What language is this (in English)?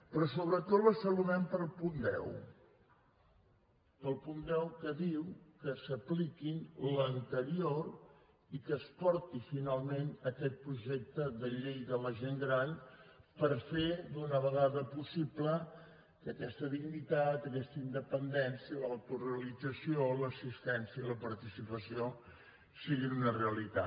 Catalan